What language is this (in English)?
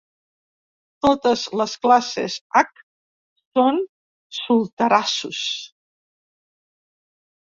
Catalan